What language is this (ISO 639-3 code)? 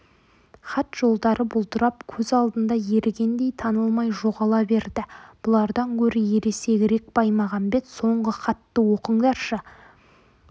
kaz